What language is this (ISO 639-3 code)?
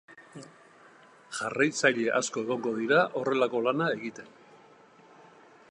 eus